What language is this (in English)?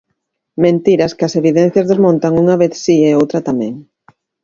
Galician